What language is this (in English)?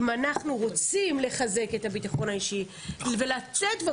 Hebrew